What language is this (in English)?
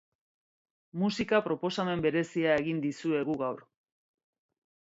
Basque